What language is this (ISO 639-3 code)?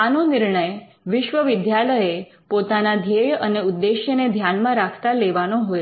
guj